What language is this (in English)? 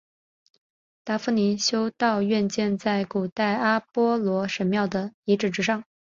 Chinese